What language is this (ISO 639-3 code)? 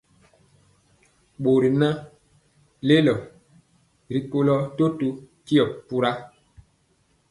mcx